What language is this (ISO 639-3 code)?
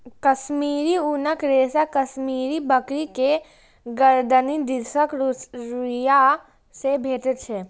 mai